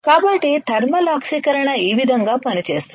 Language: Telugu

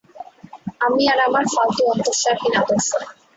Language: Bangla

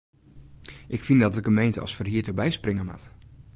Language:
Western Frisian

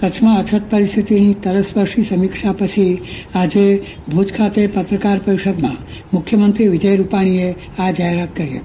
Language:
Gujarati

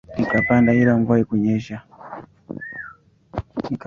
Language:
Swahili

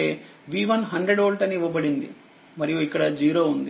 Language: Telugu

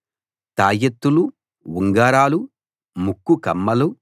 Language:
Telugu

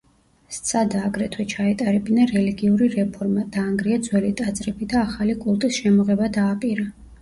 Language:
Georgian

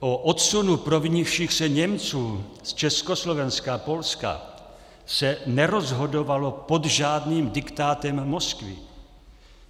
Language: Czech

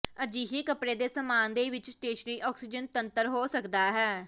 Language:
Punjabi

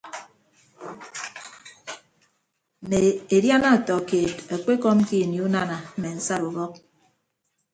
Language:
Ibibio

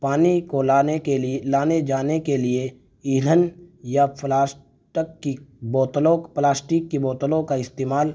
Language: Urdu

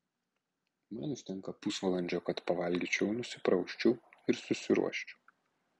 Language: Lithuanian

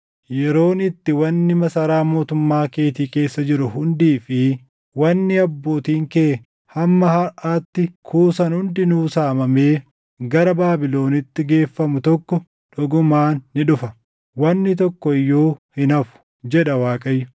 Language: Oromo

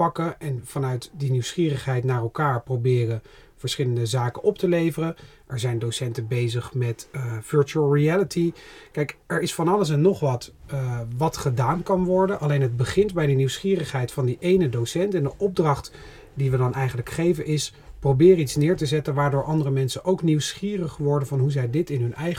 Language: Dutch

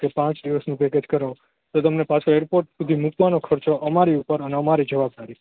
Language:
Gujarati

